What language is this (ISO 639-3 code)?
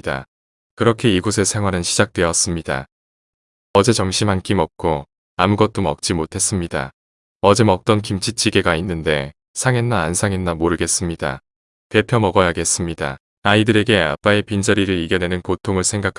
kor